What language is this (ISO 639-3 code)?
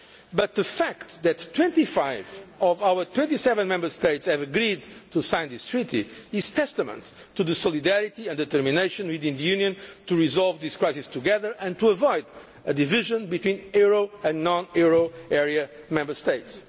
eng